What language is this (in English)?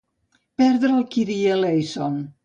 Catalan